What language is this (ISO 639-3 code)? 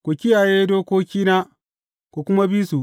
hau